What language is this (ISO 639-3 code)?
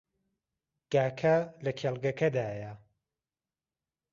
ckb